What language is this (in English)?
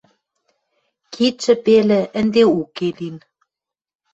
Western Mari